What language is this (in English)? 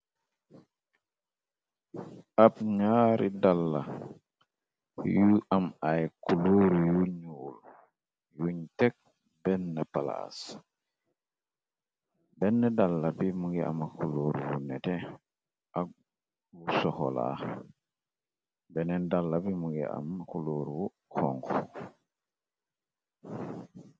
Wolof